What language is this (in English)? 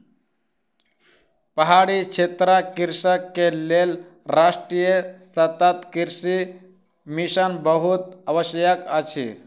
Maithili